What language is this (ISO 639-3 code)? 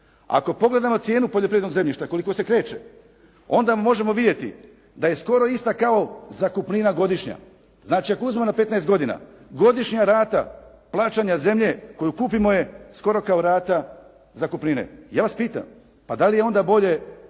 hrv